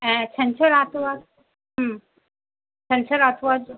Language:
Sindhi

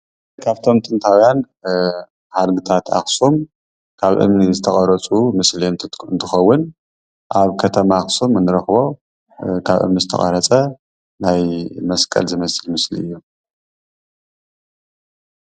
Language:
Tigrinya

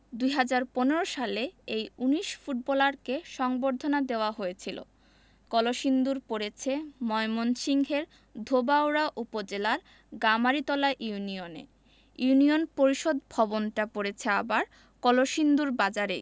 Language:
Bangla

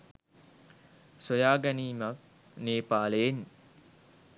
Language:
Sinhala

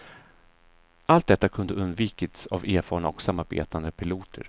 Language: Swedish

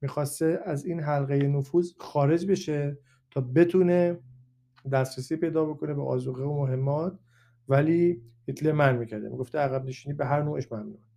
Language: Persian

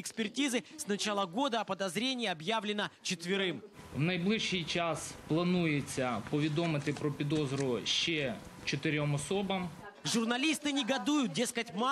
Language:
Russian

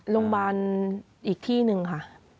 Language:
Thai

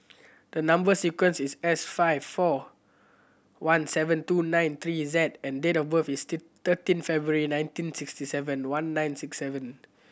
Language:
English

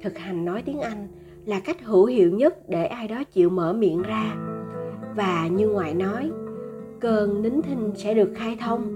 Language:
Vietnamese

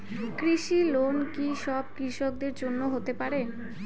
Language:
Bangla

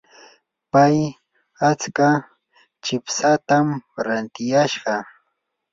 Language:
Yanahuanca Pasco Quechua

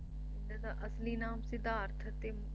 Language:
Punjabi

